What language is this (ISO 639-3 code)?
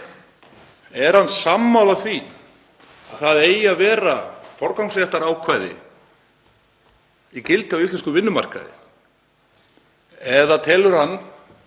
isl